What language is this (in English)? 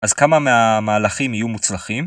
Hebrew